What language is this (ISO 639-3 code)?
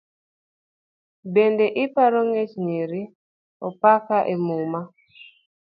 luo